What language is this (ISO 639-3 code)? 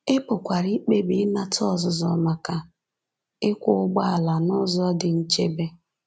ibo